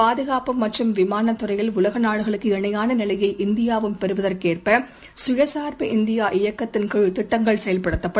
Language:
Tamil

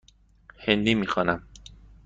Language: Persian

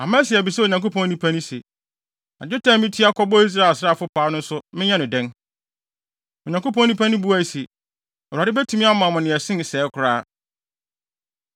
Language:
Akan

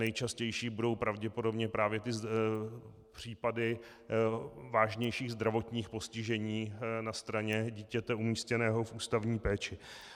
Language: Czech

